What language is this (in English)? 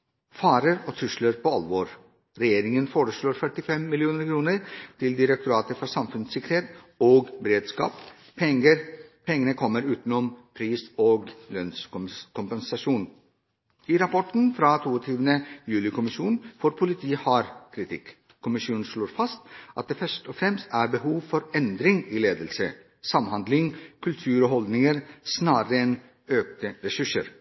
Norwegian Bokmål